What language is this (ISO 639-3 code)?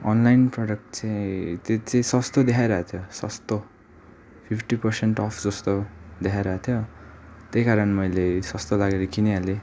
nep